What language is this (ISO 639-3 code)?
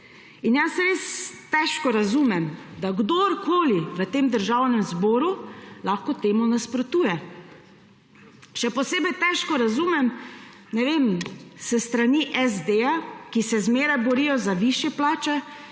slv